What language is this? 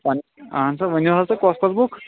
Kashmiri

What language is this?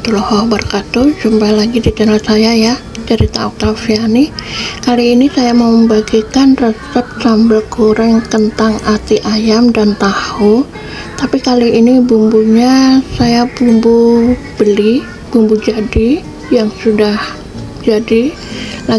Indonesian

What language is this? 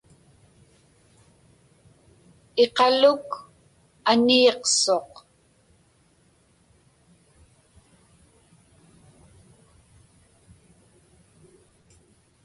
Inupiaq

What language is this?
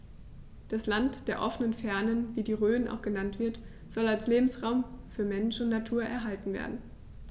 German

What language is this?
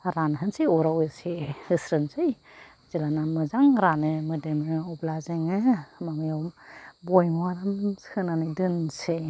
Bodo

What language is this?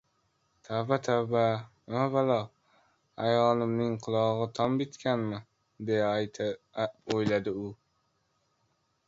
Uzbek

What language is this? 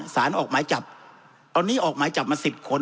Thai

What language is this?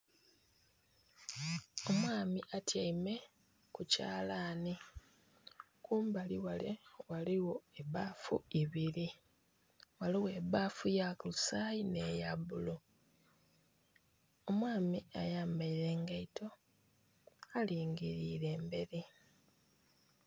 Soga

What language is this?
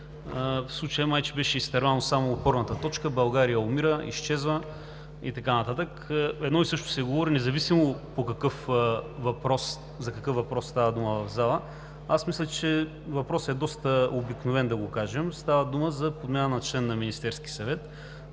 Bulgarian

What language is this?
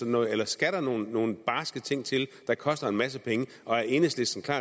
Danish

